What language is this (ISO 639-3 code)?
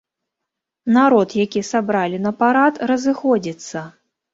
bel